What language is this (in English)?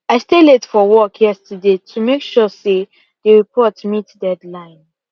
Nigerian Pidgin